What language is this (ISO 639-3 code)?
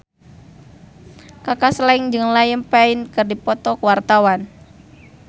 sun